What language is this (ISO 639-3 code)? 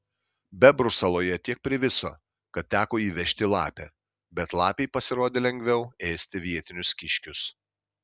lit